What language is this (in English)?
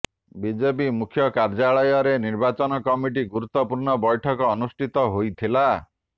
Odia